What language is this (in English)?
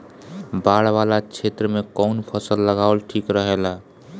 Bhojpuri